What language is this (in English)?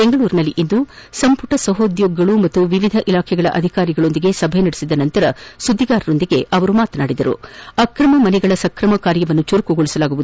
Kannada